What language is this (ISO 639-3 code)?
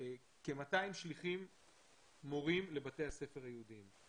heb